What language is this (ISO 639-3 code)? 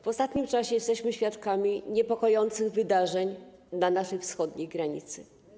pol